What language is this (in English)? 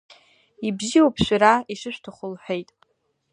Abkhazian